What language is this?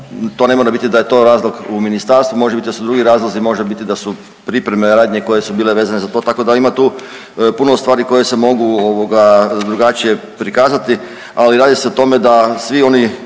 Croatian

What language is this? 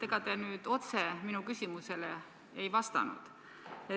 Estonian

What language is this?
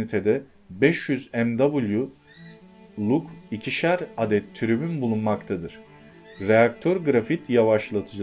Turkish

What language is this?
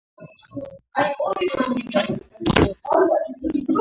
Georgian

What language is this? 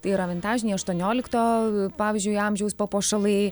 Lithuanian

